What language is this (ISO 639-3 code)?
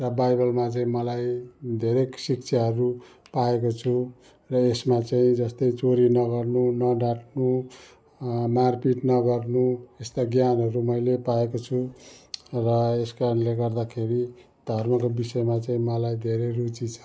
nep